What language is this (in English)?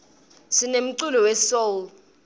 Swati